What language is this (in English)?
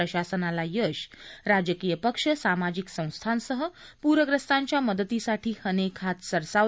Marathi